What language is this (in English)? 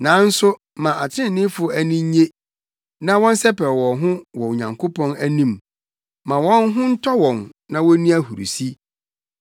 Akan